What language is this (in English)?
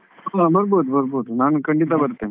Kannada